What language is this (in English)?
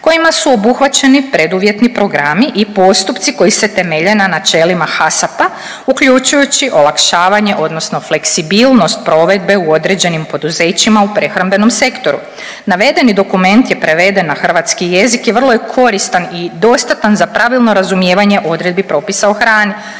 Croatian